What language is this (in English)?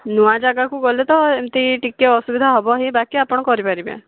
Odia